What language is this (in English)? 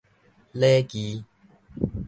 Min Nan Chinese